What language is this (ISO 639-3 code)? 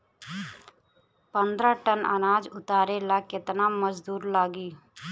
bho